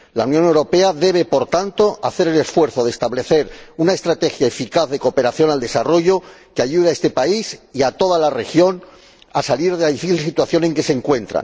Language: Spanish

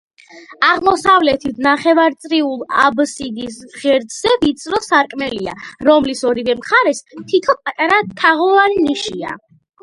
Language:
Georgian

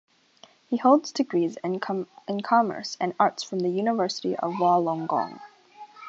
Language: English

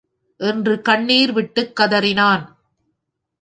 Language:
Tamil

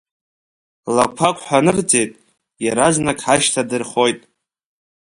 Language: Abkhazian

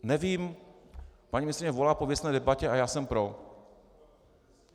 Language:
Czech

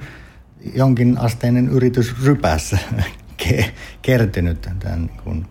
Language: Finnish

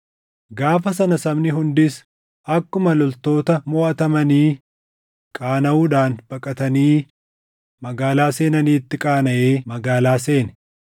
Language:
Oromo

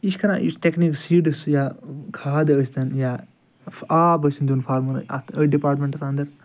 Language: Kashmiri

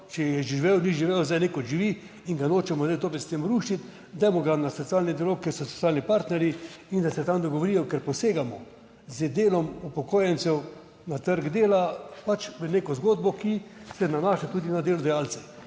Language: Slovenian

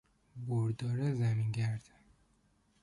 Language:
Persian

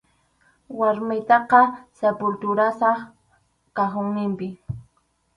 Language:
Arequipa-La Unión Quechua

